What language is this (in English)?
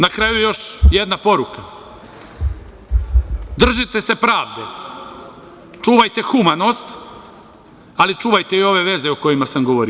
Serbian